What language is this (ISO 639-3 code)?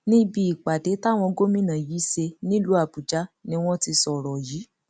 yor